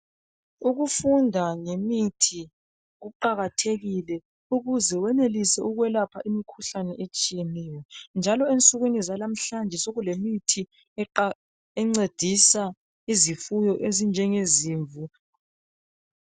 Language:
North Ndebele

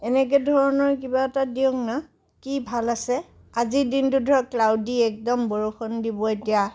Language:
Assamese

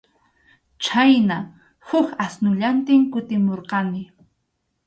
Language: Arequipa-La Unión Quechua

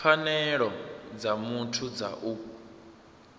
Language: Venda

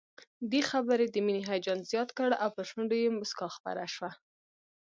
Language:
Pashto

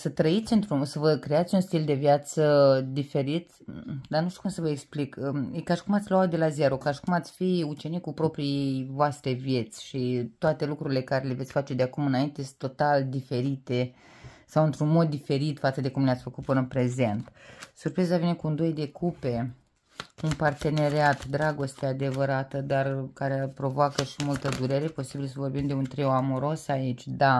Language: Romanian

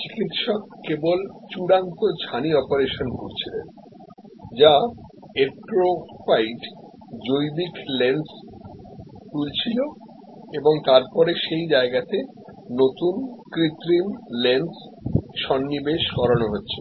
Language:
Bangla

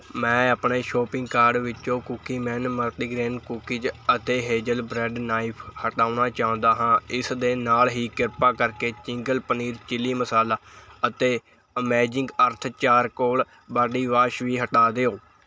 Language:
Punjabi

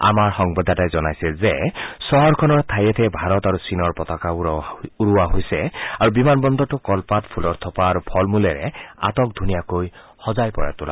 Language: Assamese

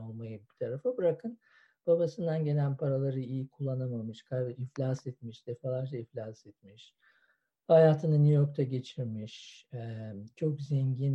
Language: Turkish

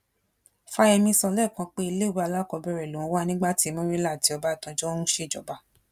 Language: Yoruba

